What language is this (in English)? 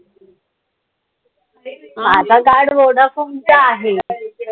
Marathi